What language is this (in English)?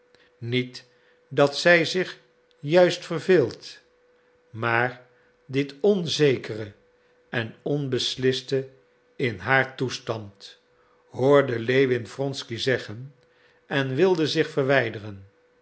Dutch